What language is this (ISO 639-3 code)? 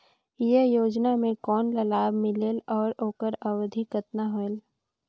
hne